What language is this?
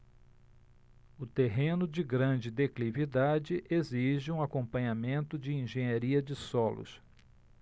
Portuguese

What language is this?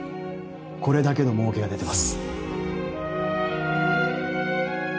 Japanese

